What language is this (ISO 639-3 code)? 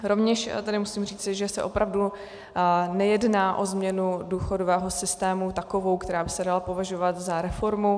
ces